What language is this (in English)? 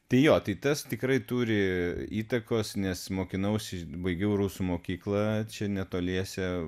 Lithuanian